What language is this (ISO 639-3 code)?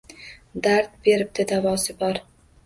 uzb